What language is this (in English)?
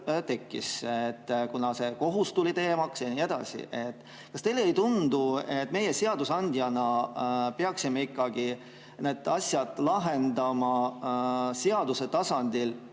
Estonian